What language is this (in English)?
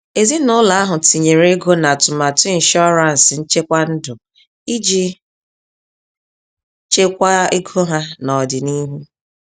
Igbo